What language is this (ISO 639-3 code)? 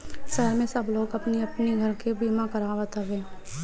bho